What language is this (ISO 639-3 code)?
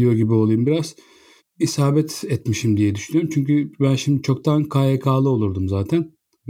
tur